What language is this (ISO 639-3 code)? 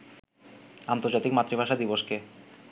ben